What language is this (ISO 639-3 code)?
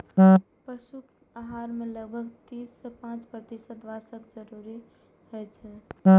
mai